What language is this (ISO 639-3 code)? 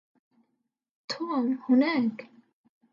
ara